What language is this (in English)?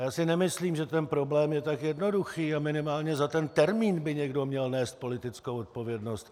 Czech